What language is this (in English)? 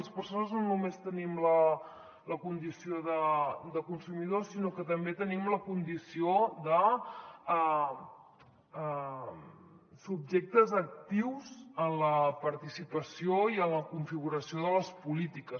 Catalan